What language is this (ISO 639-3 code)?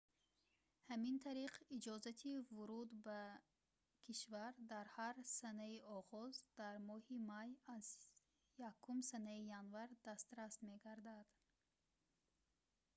tgk